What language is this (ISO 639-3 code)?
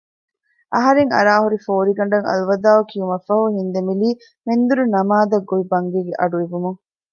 div